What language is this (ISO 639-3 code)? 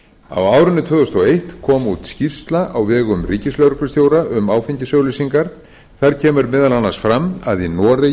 isl